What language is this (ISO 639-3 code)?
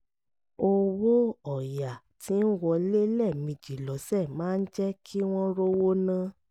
yor